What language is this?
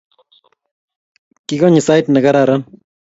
Kalenjin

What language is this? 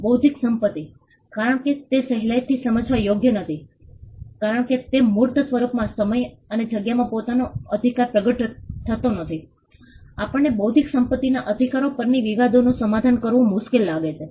Gujarati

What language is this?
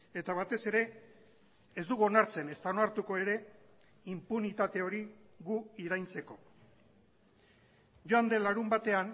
Basque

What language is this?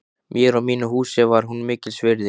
Icelandic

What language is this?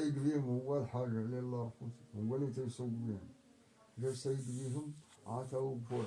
Arabic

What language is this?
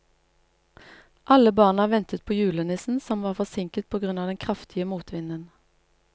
Norwegian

